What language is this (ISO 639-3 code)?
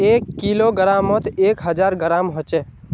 mag